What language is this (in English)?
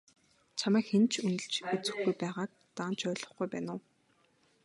Mongolian